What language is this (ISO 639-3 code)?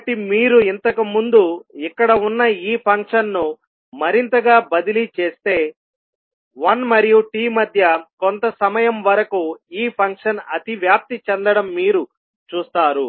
tel